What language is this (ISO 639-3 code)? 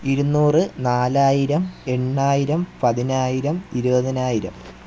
mal